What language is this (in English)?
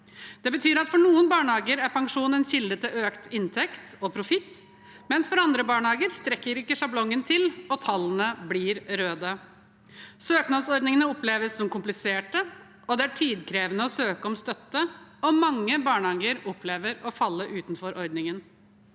Norwegian